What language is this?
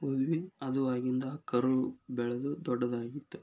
Kannada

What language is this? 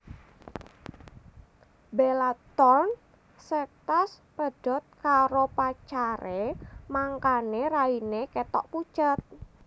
Javanese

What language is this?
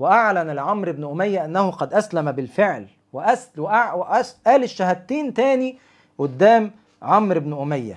Arabic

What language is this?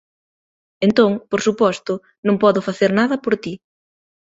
Galician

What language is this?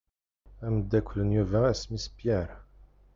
Kabyle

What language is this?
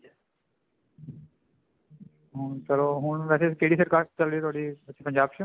Punjabi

